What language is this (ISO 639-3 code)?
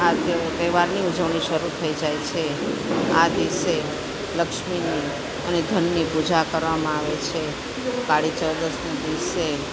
guj